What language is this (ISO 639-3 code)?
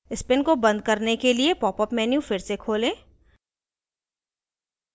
hin